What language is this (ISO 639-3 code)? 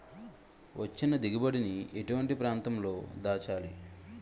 tel